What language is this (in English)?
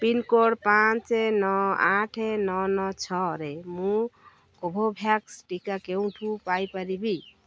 Odia